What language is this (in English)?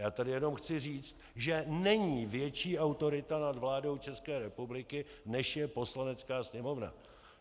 Czech